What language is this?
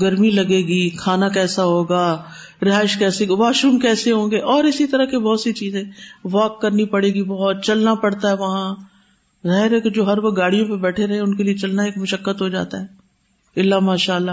Urdu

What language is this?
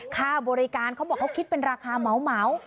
Thai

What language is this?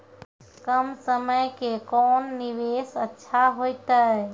Maithili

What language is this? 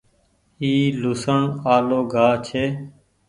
Goaria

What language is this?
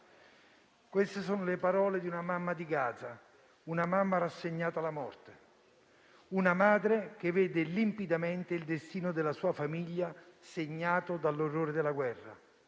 Italian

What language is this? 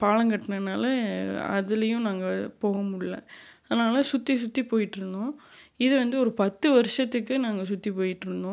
Tamil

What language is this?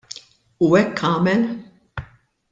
Maltese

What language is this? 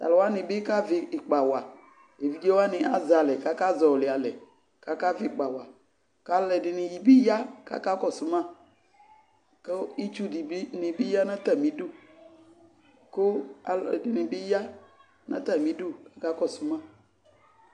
Ikposo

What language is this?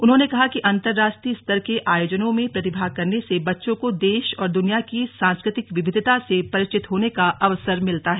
Hindi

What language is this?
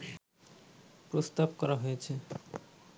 Bangla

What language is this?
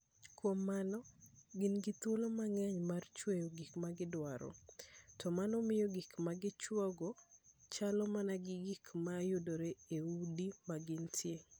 Luo (Kenya and Tanzania)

